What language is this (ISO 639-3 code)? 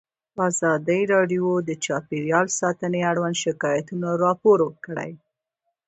pus